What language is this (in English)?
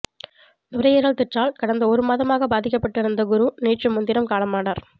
Tamil